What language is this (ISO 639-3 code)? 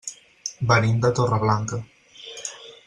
cat